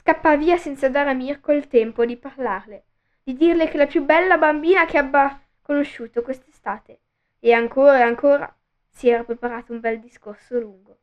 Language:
Italian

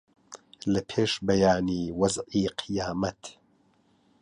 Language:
Central Kurdish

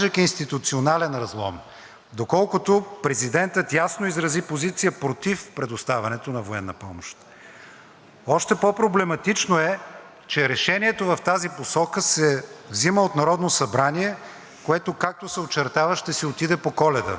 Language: Bulgarian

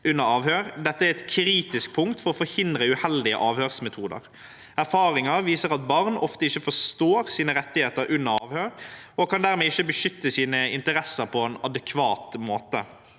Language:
Norwegian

